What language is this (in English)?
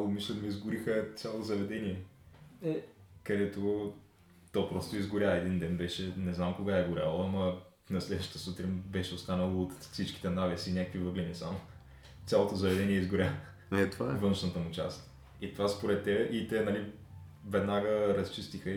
Bulgarian